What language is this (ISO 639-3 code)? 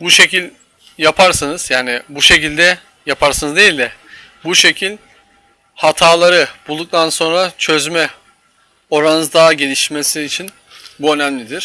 tur